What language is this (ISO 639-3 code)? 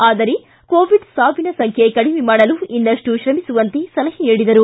kan